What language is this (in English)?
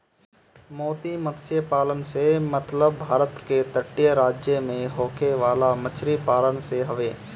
Bhojpuri